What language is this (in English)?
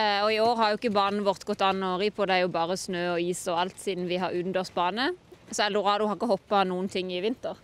Norwegian